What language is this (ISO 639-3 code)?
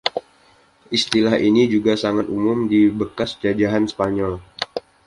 ind